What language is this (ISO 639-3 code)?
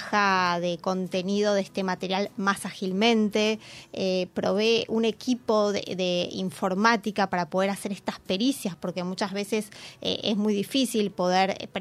spa